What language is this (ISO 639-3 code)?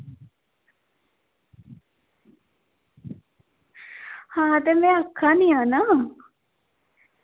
doi